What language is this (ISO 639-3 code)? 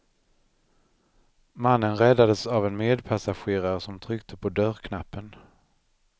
swe